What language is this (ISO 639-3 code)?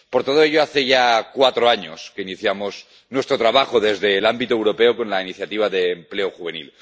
spa